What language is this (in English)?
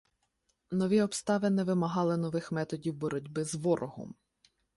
Ukrainian